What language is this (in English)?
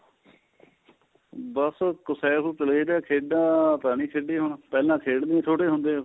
Punjabi